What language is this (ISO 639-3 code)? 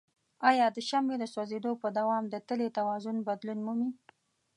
pus